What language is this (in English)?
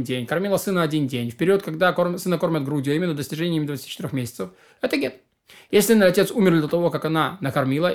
Russian